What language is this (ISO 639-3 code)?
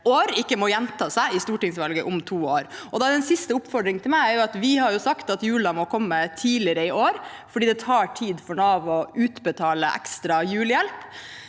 nor